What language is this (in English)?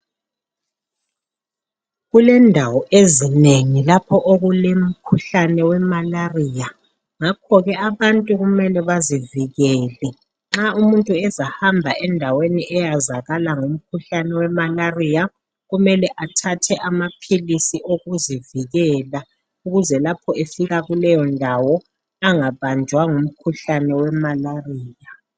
North Ndebele